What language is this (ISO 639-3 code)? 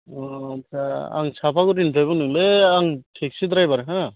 brx